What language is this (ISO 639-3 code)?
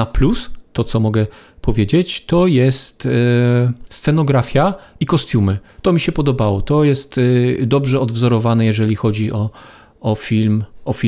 pol